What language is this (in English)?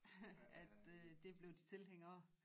Danish